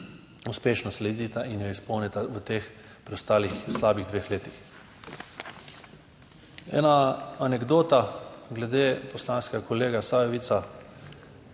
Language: Slovenian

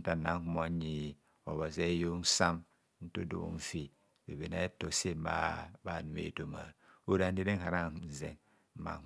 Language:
Kohumono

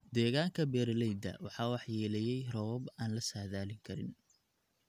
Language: Somali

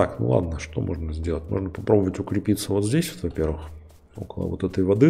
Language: Russian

